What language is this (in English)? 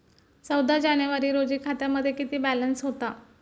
Marathi